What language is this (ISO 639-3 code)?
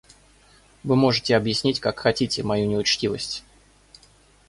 rus